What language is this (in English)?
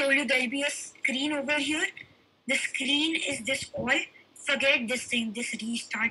English